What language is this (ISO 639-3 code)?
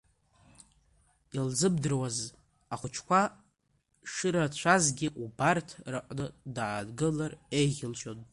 abk